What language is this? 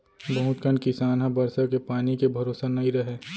Chhattisgarhi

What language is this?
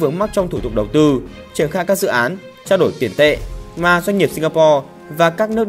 Vietnamese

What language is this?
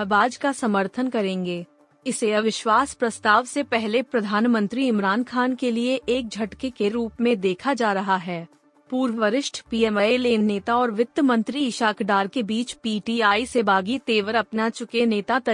Hindi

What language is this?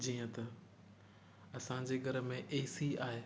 Sindhi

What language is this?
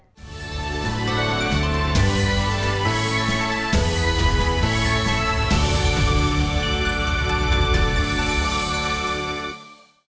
Vietnamese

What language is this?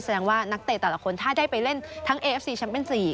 Thai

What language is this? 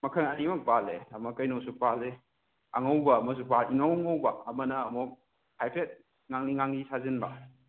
Manipuri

